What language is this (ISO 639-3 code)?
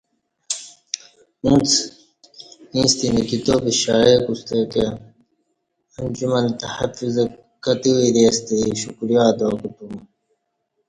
bsh